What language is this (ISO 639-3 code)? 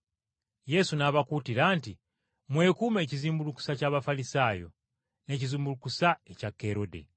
lug